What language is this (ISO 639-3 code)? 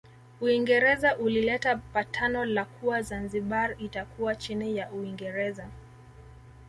swa